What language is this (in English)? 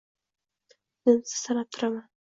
Uzbek